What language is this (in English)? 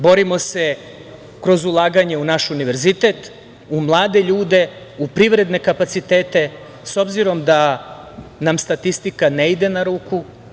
Serbian